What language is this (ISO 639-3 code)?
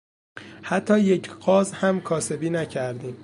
fas